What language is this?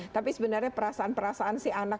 Indonesian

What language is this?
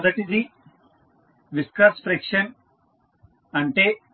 Telugu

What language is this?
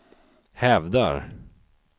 Swedish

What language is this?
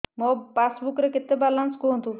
Odia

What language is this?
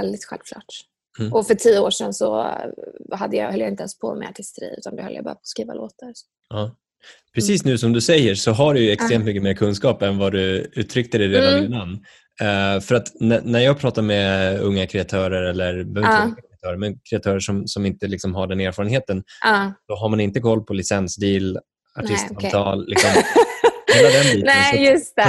Swedish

